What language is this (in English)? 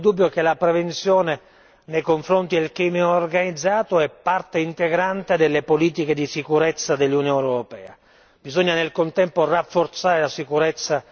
Italian